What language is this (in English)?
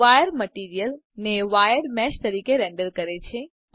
Gujarati